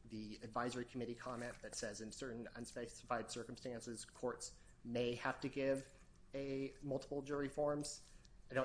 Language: English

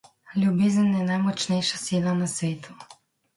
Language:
Slovenian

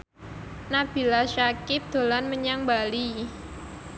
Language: Javanese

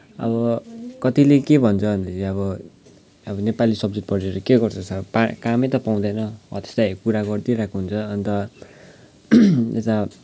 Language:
Nepali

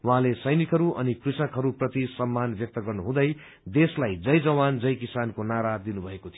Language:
Nepali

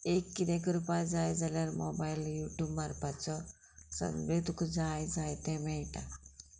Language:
Konkani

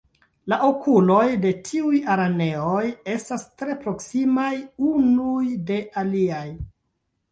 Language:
Esperanto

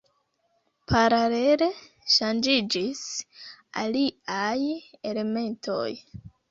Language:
Esperanto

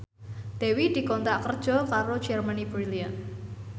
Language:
Javanese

